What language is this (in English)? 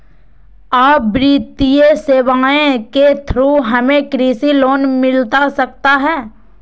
Magahi